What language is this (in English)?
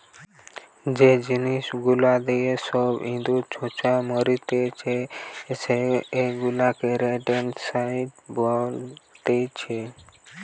Bangla